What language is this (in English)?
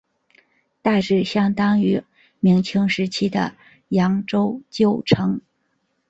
Chinese